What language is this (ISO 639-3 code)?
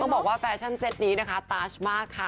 tha